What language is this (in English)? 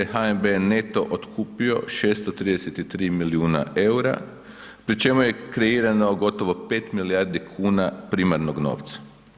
Croatian